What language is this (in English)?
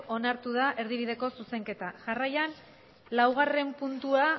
Basque